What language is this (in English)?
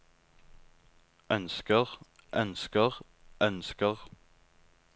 Norwegian